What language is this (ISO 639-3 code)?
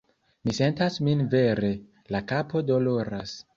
epo